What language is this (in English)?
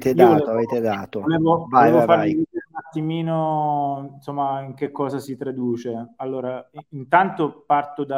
Italian